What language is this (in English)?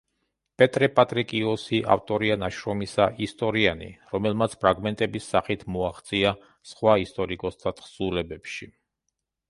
Georgian